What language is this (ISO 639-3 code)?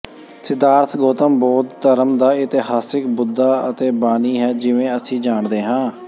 pan